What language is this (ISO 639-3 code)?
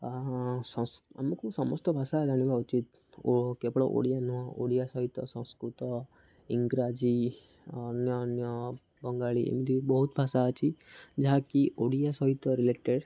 ori